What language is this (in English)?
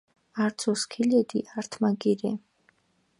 Mingrelian